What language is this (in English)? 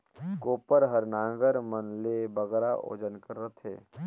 Chhattisgarhi